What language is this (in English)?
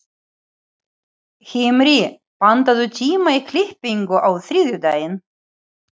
Icelandic